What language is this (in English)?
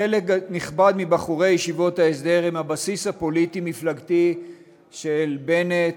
Hebrew